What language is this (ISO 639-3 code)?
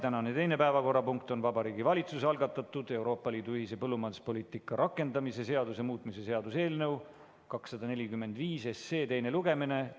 est